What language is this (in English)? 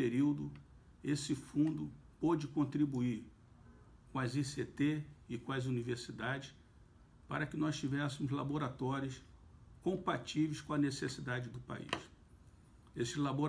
Portuguese